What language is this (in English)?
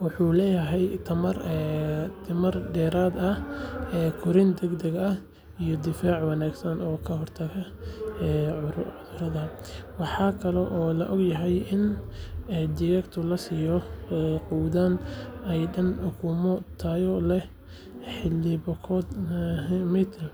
Somali